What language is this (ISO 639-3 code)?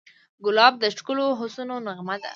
pus